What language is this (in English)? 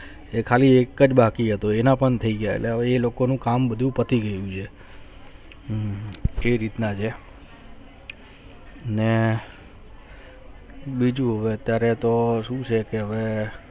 Gujarati